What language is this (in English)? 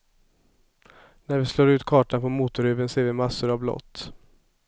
Swedish